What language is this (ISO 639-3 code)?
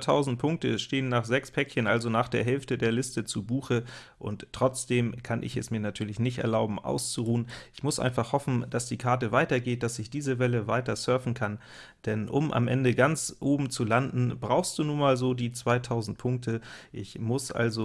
deu